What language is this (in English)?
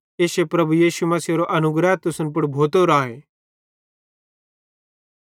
Bhadrawahi